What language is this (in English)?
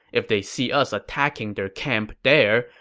English